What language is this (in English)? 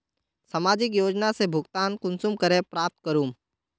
Magahi